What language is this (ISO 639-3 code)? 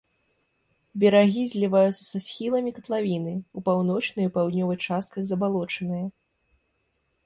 bel